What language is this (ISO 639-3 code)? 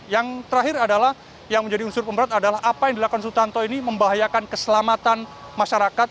ind